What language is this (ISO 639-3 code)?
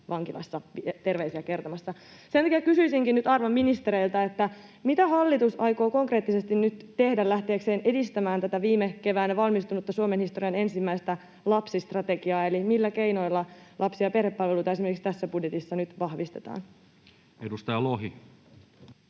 fin